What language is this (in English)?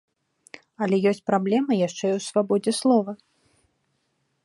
Belarusian